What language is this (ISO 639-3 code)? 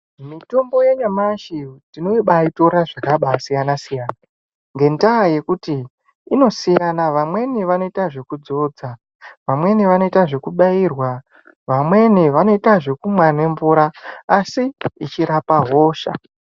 ndc